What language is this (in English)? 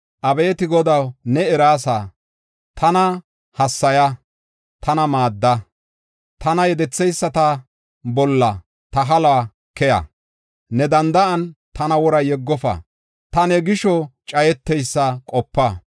Gofa